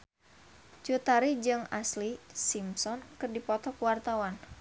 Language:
Sundanese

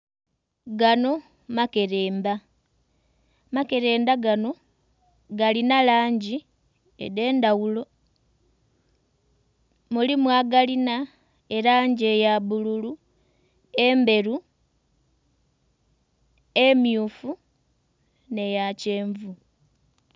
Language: Soga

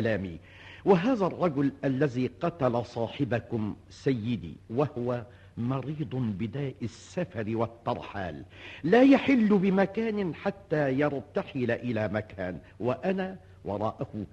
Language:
Arabic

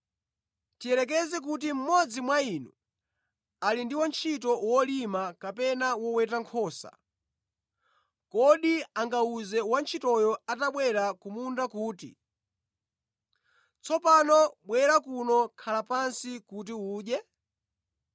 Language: Nyanja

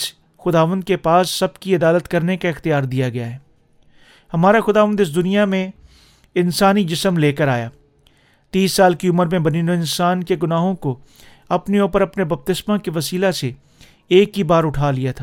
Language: Urdu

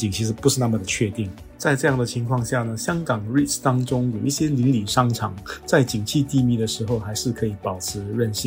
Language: Chinese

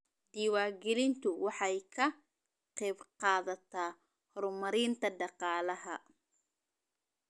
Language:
Somali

